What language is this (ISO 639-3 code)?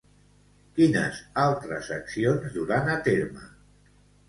cat